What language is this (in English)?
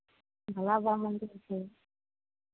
Maithili